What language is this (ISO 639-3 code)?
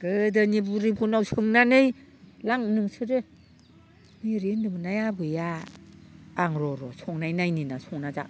brx